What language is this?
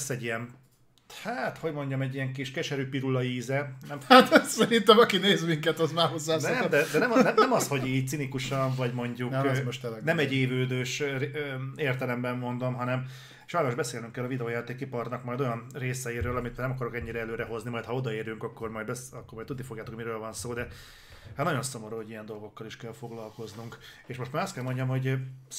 Hungarian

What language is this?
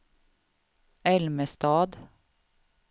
Swedish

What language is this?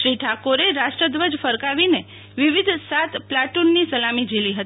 Gujarati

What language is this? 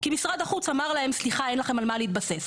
Hebrew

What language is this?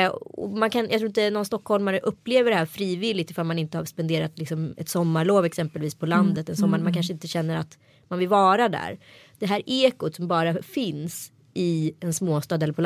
Swedish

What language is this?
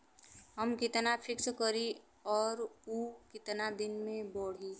Bhojpuri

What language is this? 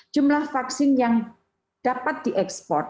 Indonesian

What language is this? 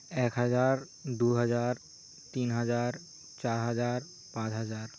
Santali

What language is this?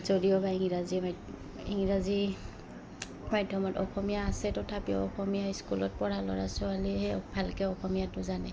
Assamese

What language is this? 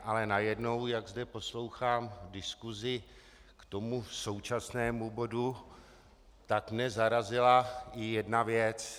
Czech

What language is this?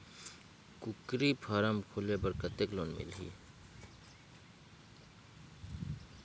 Chhattisgarhi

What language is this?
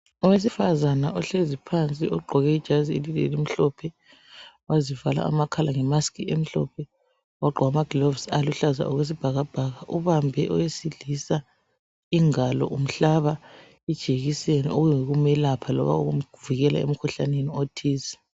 North Ndebele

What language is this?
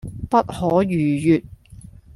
Cantonese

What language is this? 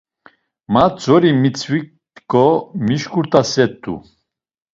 Laz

